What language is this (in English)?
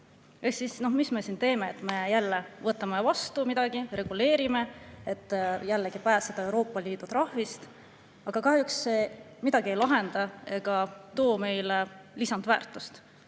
Estonian